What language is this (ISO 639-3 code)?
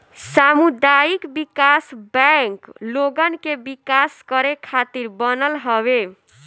bho